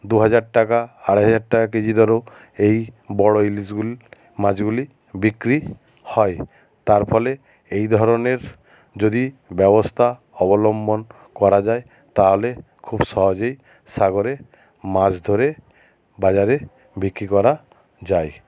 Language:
Bangla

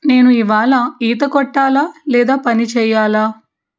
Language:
Telugu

